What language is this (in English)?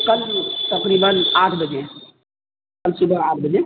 Urdu